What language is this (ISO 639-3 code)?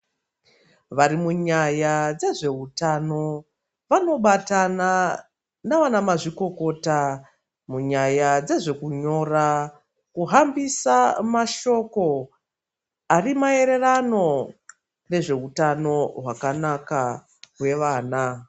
ndc